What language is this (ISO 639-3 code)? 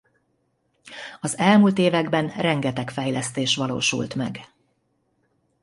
hun